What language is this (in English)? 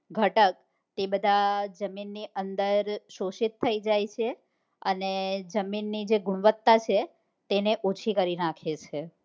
Gujarati